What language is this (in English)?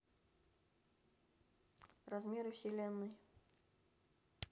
Russian